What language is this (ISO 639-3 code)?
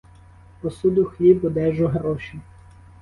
ukr